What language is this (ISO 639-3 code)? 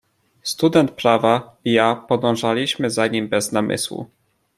pol